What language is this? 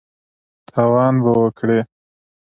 Pashto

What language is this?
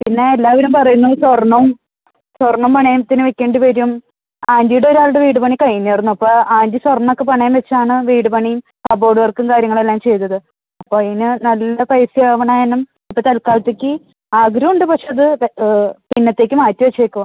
Malayalam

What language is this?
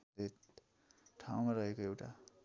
Nepali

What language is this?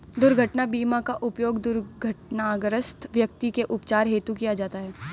Hindi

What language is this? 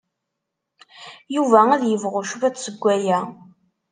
Kabyle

